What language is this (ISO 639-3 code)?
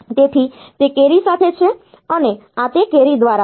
guj